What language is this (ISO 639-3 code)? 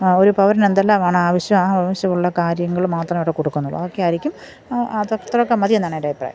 mal